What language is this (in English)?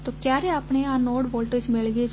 Gujarati